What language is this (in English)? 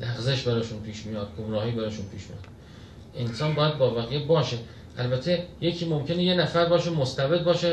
Persian